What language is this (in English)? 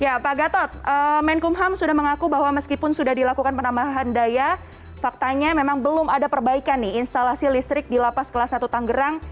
Indonesian